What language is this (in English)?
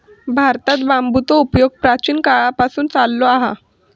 Marathi